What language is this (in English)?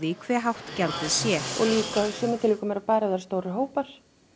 Icelandic